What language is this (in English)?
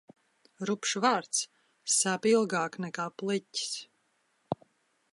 Latvian